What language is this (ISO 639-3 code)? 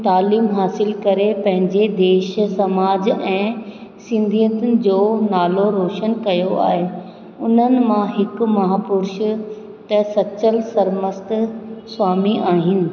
snd